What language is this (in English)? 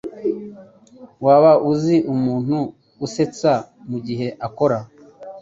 Kinyarwanda